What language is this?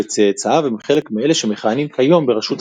Hebrew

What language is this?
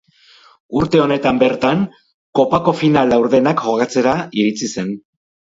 Basque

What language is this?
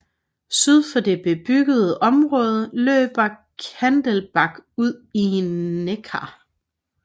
Danish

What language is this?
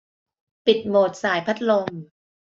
Thai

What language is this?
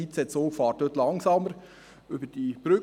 Swiss German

